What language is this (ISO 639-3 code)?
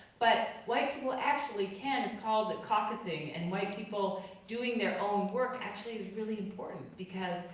eng